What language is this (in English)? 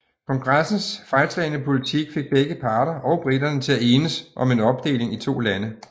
Danish